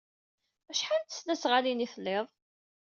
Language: Kabyle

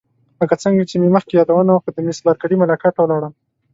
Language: Pashto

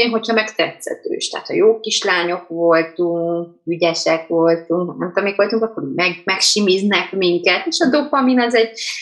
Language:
Hungarian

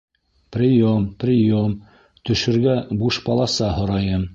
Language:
Bashkir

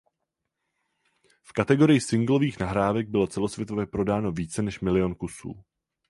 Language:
Czech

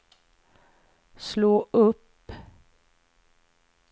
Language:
Swedish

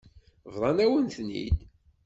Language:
Kabyle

